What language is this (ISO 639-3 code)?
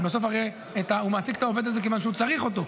heb